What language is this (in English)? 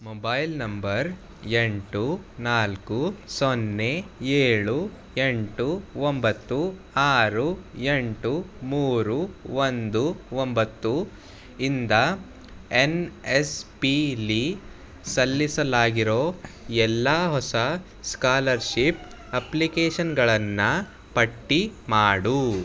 Kannada